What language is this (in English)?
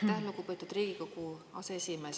Estonian